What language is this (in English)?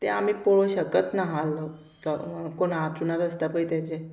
Konkani